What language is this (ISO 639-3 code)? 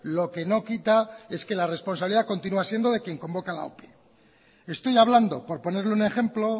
spa